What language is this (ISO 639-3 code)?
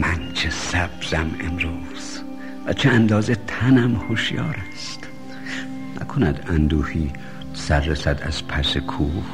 fas